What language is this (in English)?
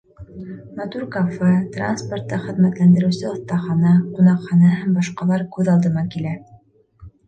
Bashkir